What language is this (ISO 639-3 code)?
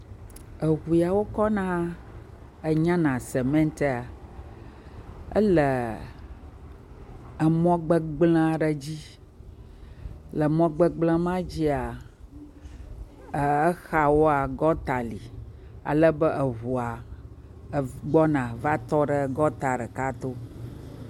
ewe